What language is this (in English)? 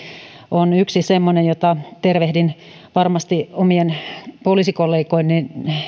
Finnish